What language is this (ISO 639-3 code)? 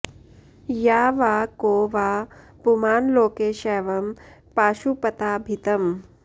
san